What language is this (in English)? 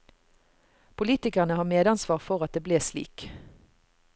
Norwegian